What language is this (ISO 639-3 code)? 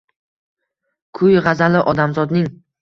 uzb